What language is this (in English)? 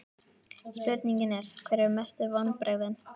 Icelandic